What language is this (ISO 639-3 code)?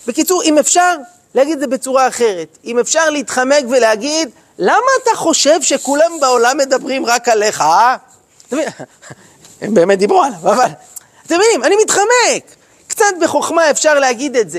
heb